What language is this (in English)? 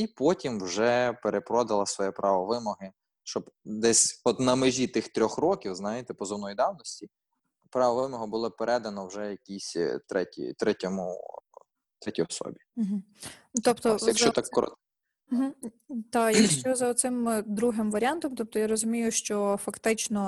Ukrainian